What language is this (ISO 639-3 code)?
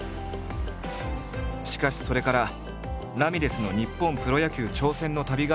jpn